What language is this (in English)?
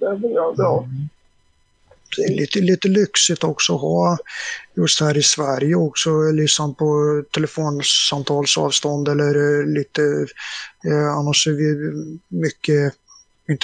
Swedish